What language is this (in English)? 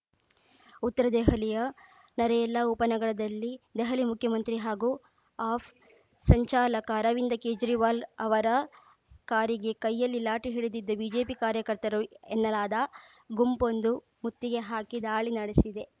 Kannada